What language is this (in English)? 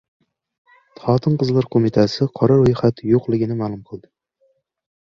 Uzbek